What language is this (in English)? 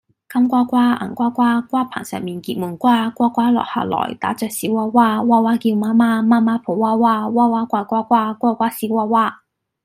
Cantonese